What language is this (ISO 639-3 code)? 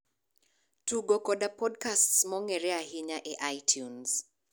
luo